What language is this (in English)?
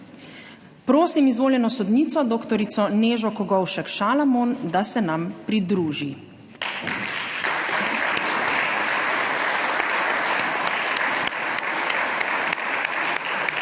Slovenian